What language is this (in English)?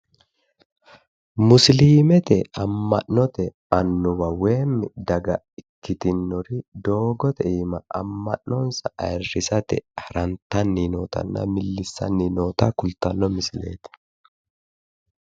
Sidamo